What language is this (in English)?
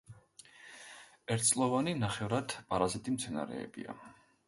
Georgian